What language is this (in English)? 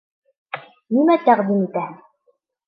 Bashkir